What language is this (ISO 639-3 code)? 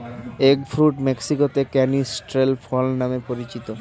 ben